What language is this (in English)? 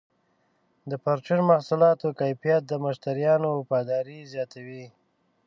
Pashto